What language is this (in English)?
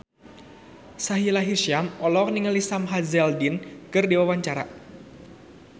Sundanese